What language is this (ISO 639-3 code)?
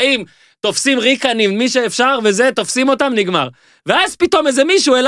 heb